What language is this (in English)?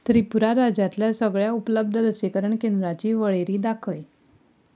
Konkani